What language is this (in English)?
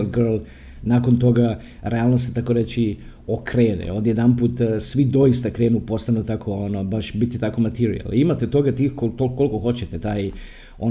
Croatian